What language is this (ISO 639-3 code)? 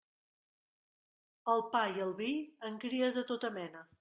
cat